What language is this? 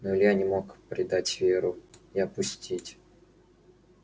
Russian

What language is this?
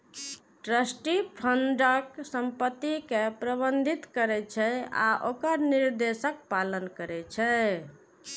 Maithili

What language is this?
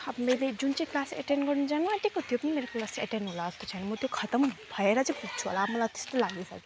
Nepali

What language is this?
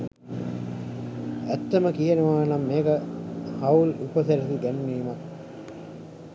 Sinhala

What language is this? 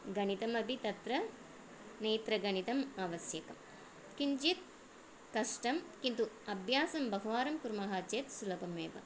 Sanskrit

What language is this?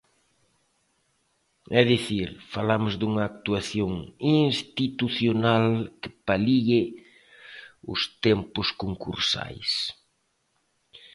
Galician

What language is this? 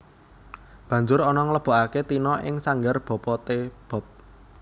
Javanese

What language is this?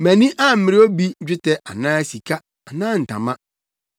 Akan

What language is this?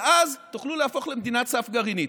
Hebrew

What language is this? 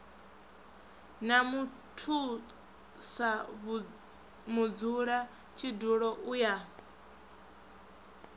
Venda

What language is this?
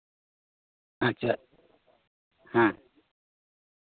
Santali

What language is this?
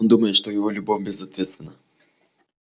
Russian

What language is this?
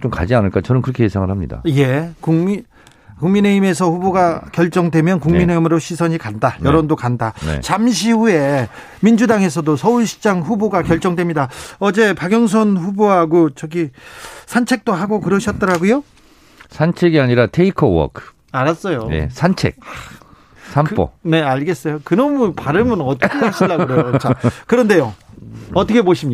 Korean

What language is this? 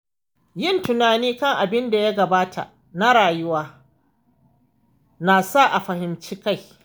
Hausa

